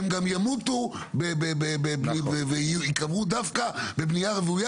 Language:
Hebrew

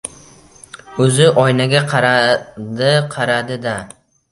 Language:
Uzbek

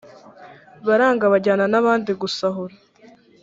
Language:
Kinyarwanda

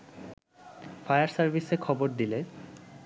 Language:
Bangla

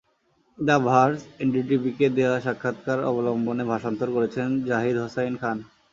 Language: Bangla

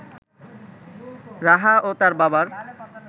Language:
Bangla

